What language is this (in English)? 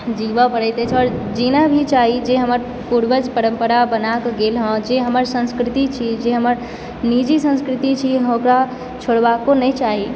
Maithili